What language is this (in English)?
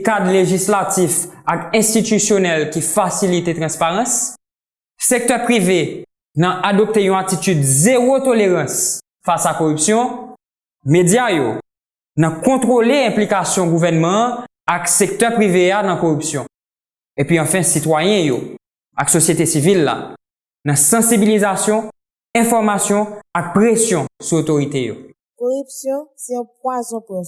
Haitian Creole